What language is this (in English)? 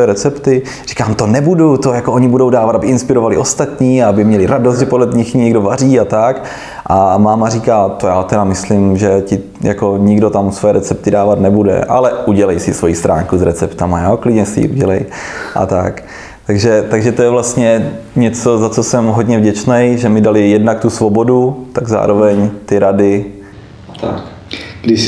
Czech